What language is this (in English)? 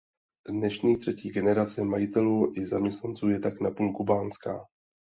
Czech